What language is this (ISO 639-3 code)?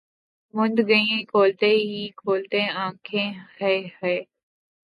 urd